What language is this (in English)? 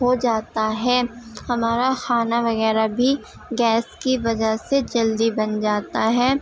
Urdu